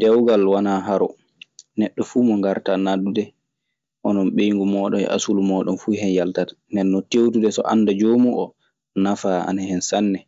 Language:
Maasina Fulfulde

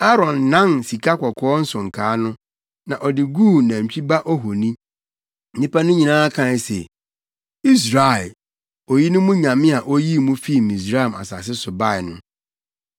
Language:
Akan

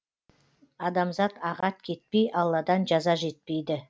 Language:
Kazakh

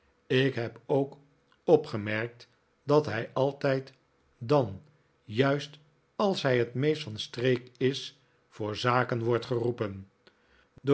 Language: Dutch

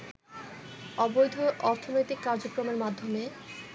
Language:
Bangla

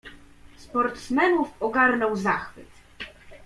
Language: Polish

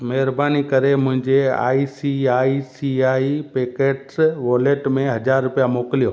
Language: Sindhi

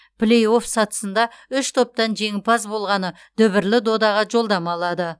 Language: Kazakh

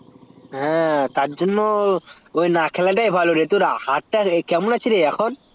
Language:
Bangla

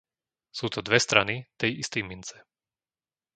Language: Slovak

